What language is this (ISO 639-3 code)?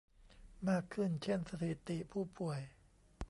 tha